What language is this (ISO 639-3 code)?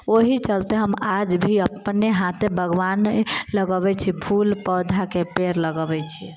mai